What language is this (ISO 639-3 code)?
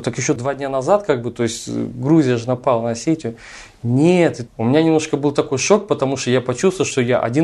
rus